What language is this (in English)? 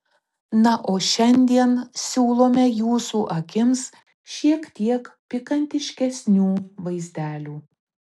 Lithuanian